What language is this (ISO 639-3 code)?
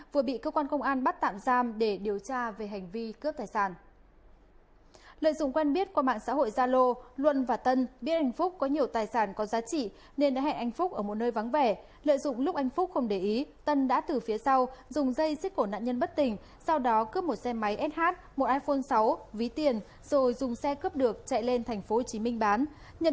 vie